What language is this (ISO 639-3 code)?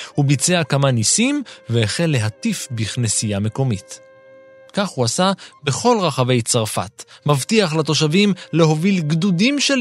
heb